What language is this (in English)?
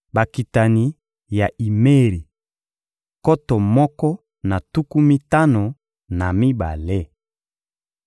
Lingala